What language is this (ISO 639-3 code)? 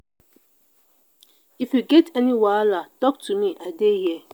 pcm